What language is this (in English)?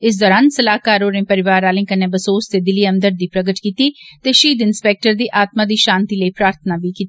Dogri